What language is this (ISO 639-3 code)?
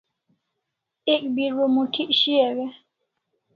kls